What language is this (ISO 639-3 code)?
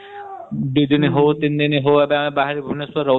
ori